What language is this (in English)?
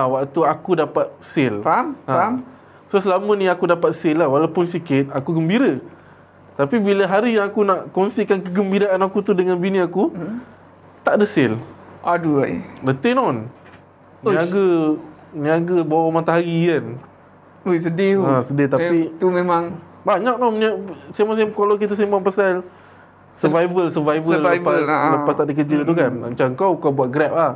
Malay